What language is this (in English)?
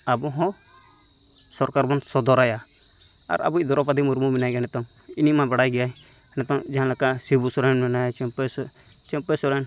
Santali